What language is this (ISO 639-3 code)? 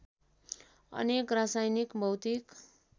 nep